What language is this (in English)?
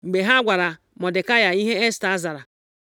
Igbo